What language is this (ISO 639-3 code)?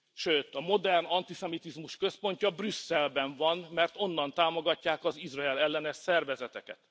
hun